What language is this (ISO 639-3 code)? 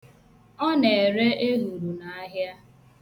ibo